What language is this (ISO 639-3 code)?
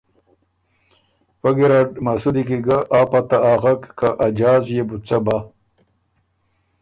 oru